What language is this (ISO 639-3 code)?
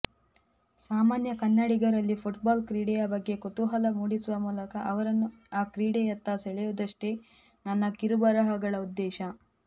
kan